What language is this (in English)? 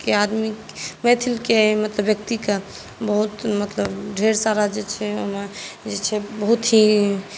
Maithili